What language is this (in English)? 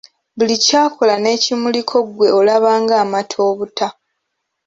Ganda